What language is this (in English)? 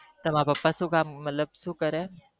Gujarati